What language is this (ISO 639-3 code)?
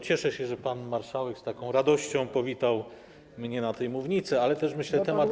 pol